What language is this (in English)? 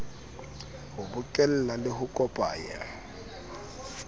Southern Sotho